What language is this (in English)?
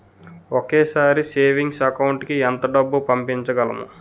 Telugu